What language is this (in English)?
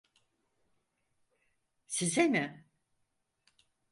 Turkish